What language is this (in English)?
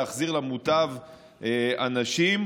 Hebrew